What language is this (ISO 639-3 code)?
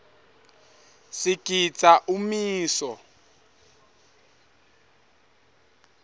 ssw